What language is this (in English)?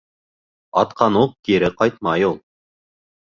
Bashkir